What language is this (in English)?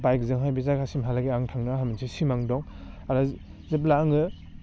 Bodo